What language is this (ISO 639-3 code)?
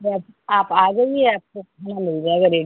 hin